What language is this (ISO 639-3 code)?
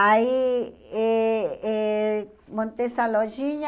por